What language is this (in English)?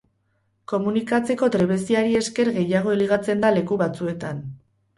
Basque